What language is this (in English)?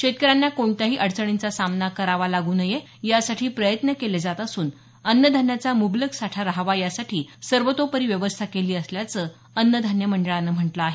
Marathi